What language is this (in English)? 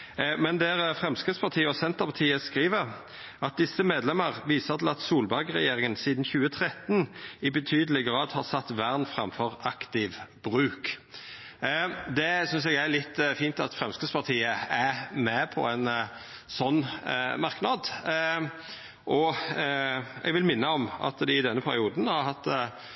Norwegian Nynorsk